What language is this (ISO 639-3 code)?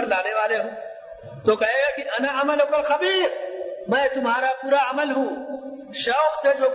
urd